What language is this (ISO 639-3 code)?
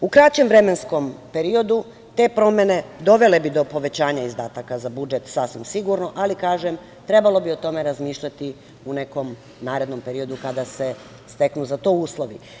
srp